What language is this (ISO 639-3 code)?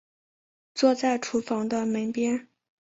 zho